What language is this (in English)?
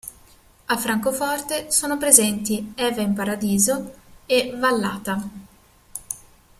Italian